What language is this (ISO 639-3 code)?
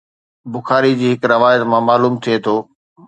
snd